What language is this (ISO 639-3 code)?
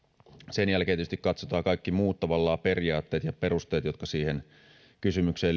fin